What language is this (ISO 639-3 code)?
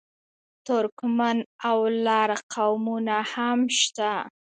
pus